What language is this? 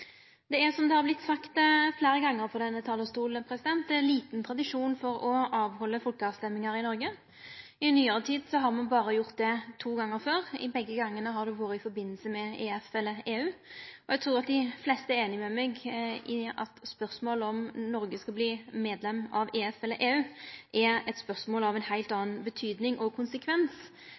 Norwegian Nynorsk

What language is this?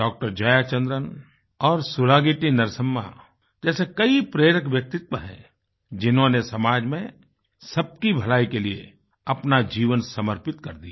Hindi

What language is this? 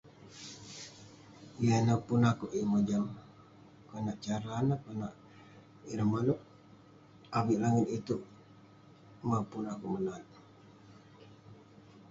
Western Penan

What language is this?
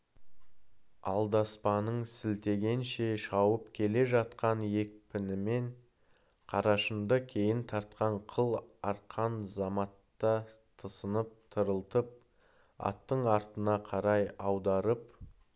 Kazakh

